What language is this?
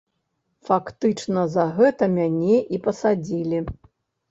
Belarusian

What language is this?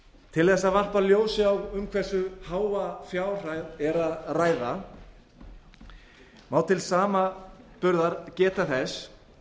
Icelandic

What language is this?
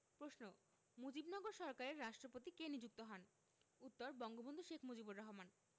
Bangla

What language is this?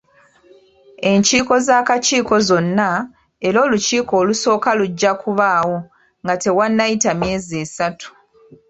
Ganda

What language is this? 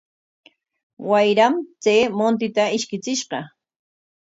Corongo Ancash Quechua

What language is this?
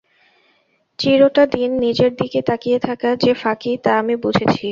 Bangla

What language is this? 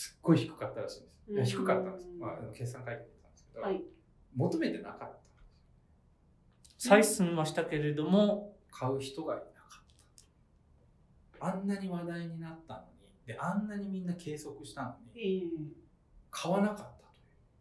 Japanese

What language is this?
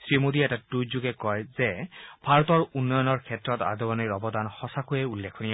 Assamese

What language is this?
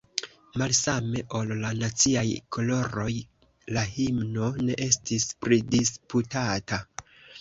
Esperanto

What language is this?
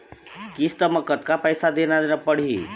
Chhattisgarhi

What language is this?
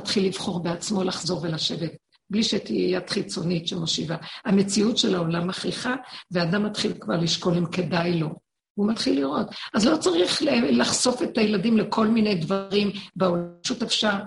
Hebrew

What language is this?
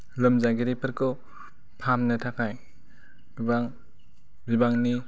Bodo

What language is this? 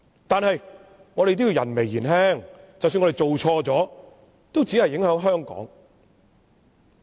Cantonese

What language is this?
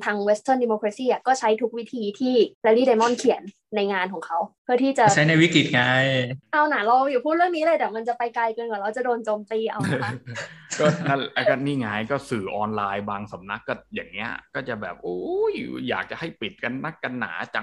Thai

